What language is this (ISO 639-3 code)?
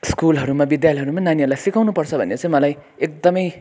nep